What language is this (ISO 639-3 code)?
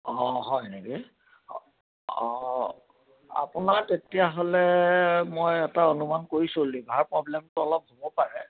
asm